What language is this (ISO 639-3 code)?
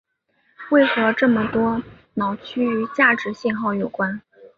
zho